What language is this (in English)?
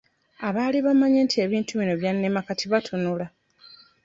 Ganda